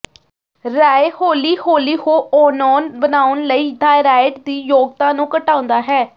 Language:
Punjabi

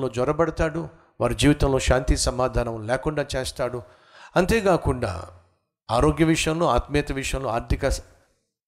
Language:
Telugu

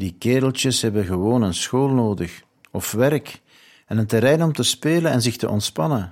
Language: Dutch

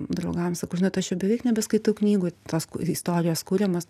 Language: Lithuanian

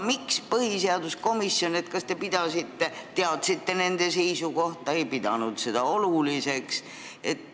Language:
Estonian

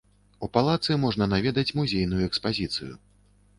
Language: Belarusian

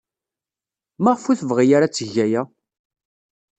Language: Kabyle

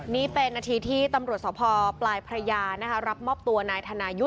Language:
Thai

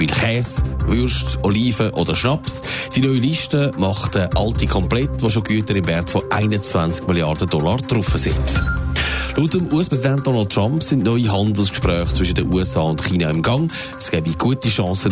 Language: German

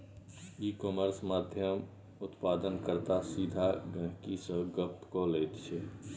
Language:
Maithili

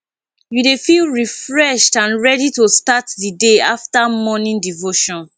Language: Nigerian Pidgin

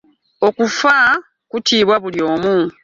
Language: Ganda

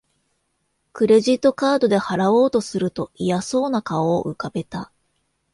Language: Japanese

